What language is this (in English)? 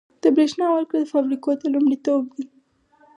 Pashto